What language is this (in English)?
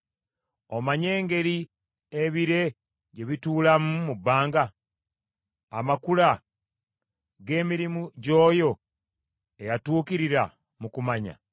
Ganda